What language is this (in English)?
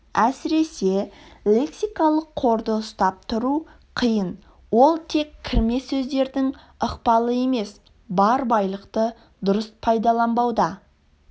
Kazakh